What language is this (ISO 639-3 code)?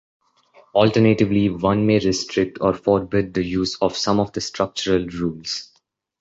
eng